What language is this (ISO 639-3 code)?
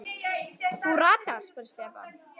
isl